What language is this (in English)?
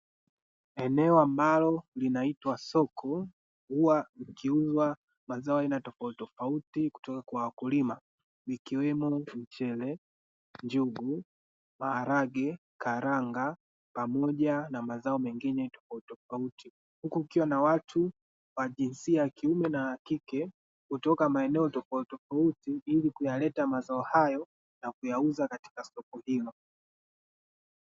Swahili